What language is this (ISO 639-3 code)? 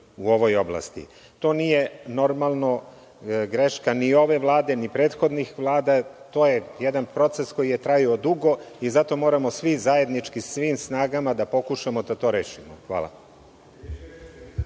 srp